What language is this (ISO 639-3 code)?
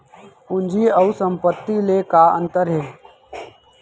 hne